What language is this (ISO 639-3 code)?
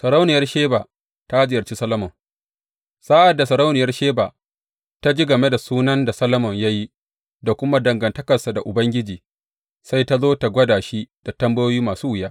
hau